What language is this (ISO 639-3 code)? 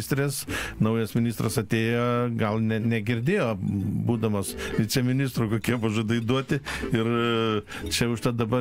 lit